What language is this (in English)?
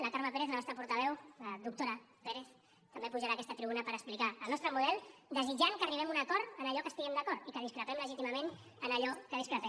Catalan